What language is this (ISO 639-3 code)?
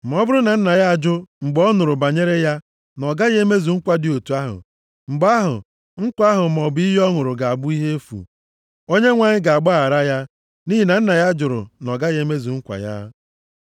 ibo